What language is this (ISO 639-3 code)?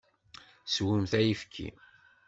kab